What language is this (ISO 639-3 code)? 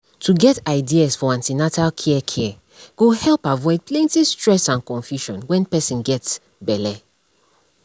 pcm